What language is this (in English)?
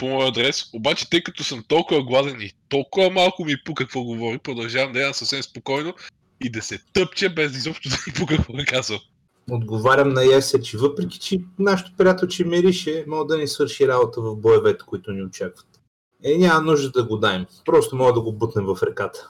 Bulgarian